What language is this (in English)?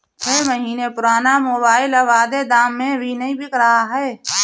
Hindi